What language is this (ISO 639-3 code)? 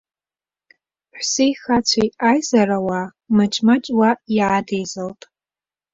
abk